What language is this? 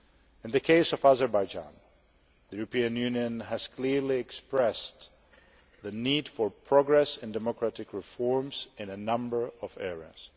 English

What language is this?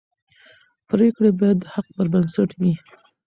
Pashto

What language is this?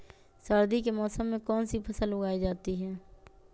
Magahi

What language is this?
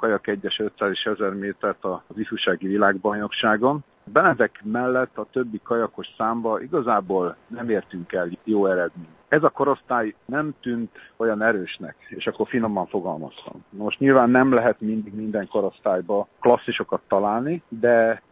Hungarian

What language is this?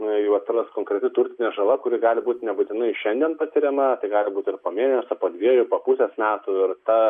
Lithuanian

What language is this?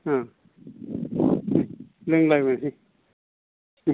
Bodo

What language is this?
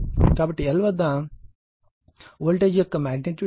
Telugu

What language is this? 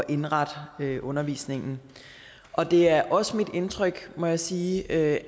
Danish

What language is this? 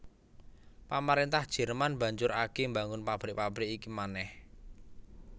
Javanese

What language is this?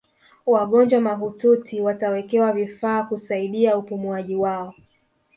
Swahili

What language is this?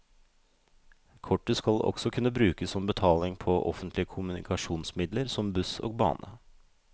Norwegian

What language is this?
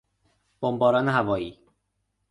Persian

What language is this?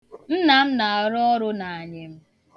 Igbo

